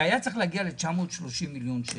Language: Hebrew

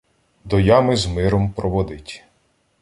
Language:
Ukrainian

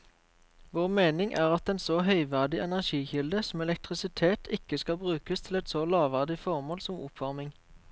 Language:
Norwegian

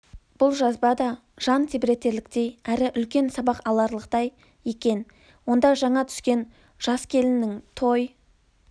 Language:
Kazakh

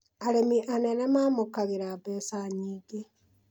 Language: Kikuyu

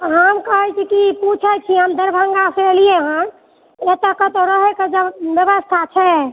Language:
Maithili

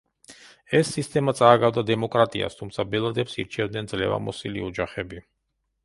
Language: Georgian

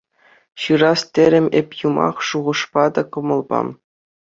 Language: Chuvash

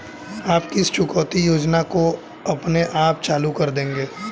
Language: Hindi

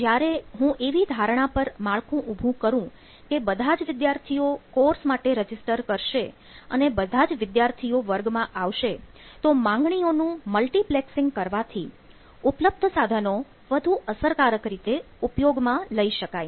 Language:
Gujarati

